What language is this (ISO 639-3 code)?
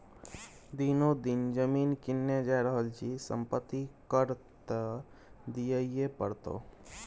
mai